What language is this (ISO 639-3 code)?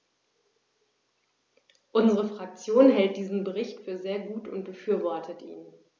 deu